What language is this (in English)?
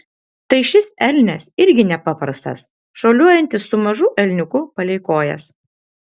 Lithuanian